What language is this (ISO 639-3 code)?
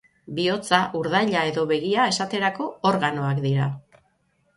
eus